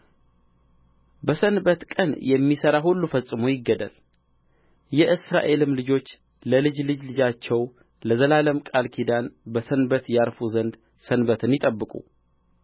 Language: Amharic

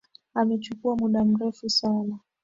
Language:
Swahili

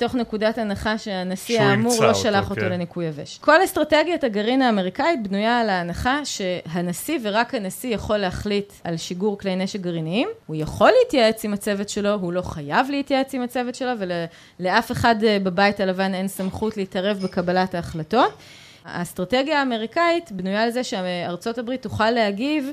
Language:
Hebrew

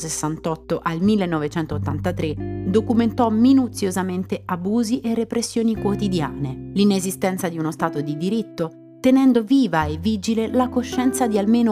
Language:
Italian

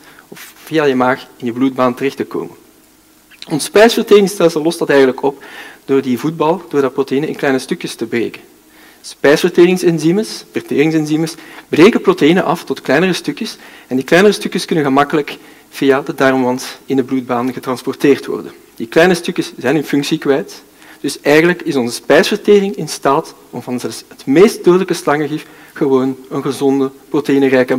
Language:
Dutch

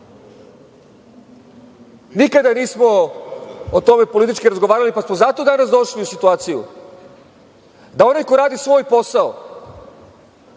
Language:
Serbian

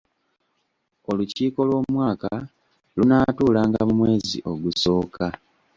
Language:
Ganda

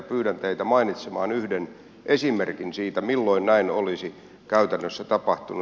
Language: Finnish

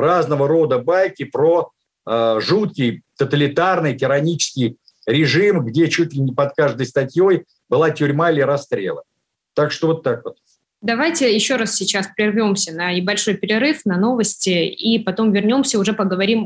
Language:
Russian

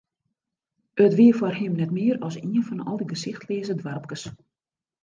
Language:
Western Frisian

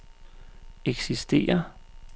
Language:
Danish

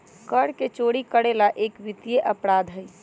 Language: Magahi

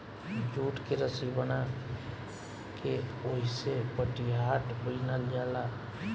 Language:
Bhojpuri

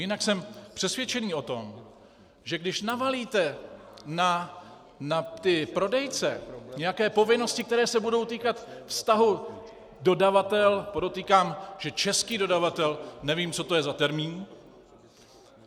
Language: Czech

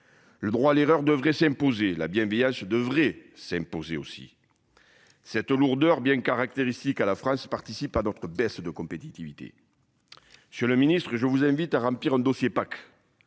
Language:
French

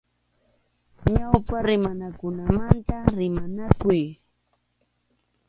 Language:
Arequipa-La Unión Quechua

